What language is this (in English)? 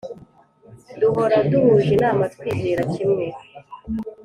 Kinyarwanda